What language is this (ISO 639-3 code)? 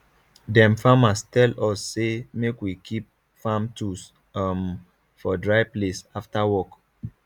pcm